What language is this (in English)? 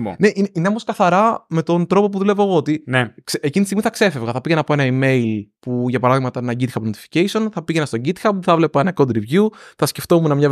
Greek